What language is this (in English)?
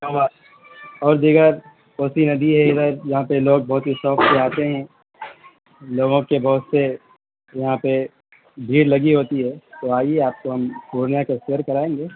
Urdu